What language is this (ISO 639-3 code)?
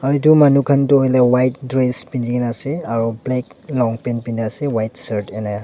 nag